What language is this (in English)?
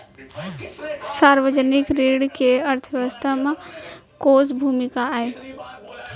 Chhattisgarhi